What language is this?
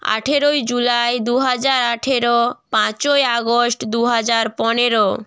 Bangla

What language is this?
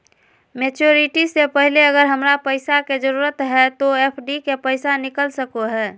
Magahi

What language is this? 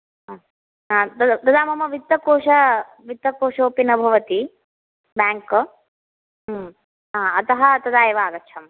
Sanskrit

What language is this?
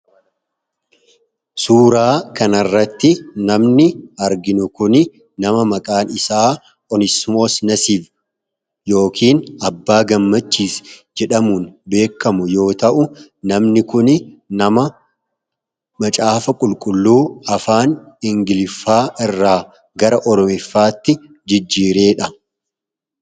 Oromo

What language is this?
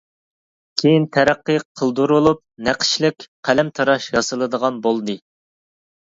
Uyghur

